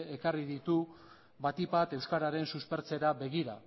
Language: Basque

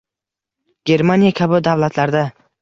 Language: Uzbek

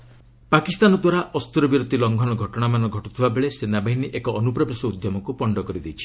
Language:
Odia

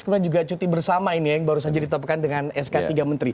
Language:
Indonesian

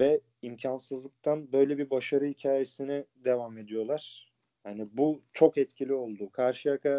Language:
Turkish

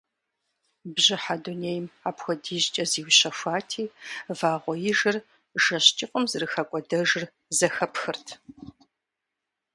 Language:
Kabardian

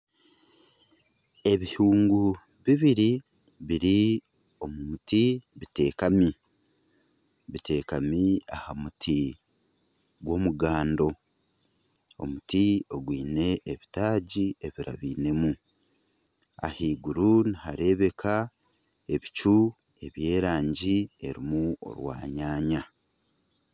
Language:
Nyankole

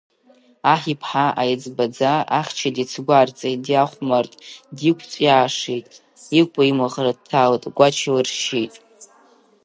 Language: Abkhazian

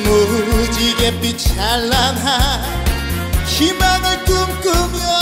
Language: Korean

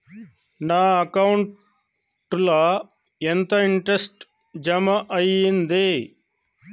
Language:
Telugu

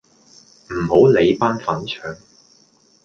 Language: Cantonese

